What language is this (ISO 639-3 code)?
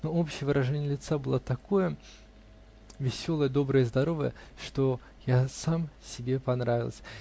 rus